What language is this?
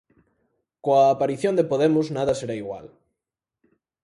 Galician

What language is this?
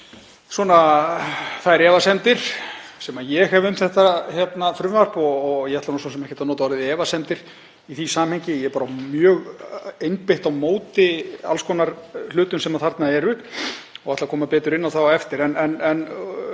Icelandic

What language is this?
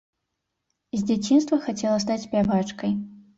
Belarusian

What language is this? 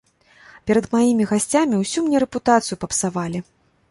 Belarusian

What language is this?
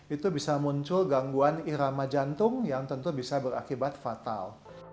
Indonesian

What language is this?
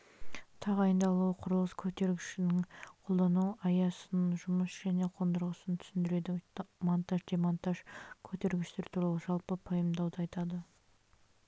Kazakh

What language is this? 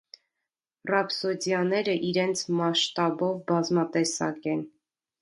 Armenian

